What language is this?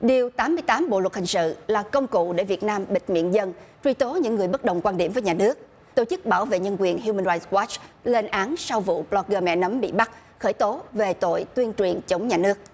Vietnamese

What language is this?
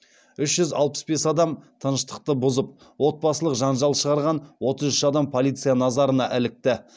Kazakh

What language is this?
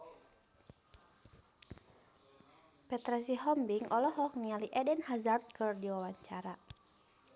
Sundanese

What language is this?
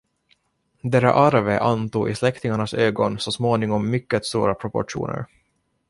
Swedish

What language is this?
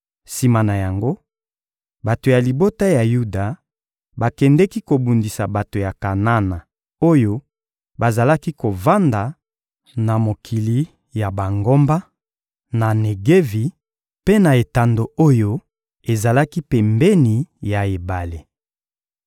Lingala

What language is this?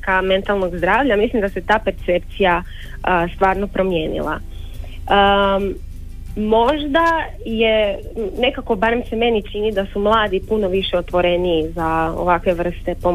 Croatian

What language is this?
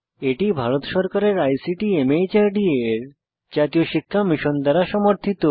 Bangla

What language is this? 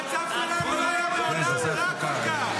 Hebrew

